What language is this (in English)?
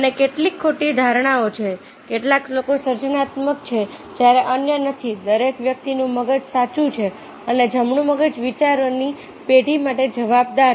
Gujarati